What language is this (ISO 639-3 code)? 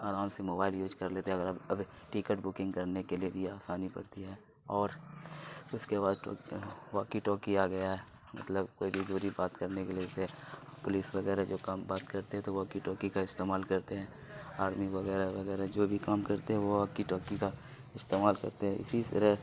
urd